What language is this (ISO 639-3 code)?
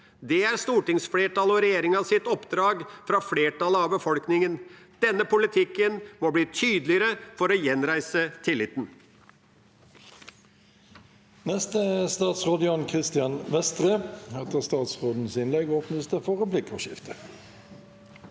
nor